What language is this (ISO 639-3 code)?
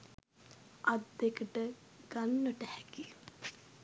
sin